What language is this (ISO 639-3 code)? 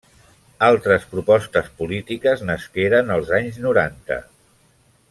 cat